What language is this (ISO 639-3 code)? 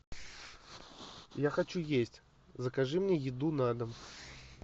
rus